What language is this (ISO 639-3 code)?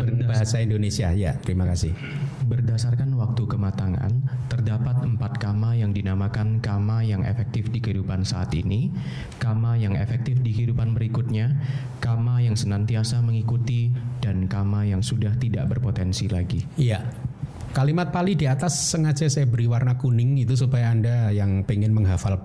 ind